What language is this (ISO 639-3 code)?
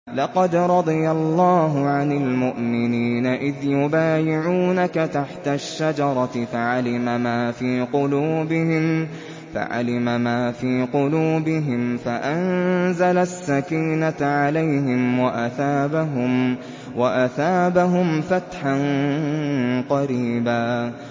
ara